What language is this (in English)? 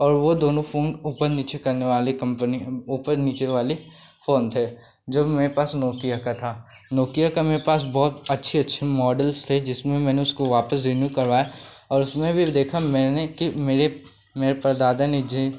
Hindi